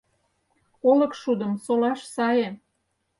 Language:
Mari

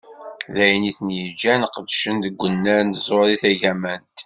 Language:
Kabyle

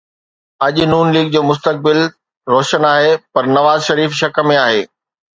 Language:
Sindhi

